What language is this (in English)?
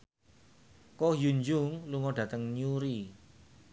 Javanese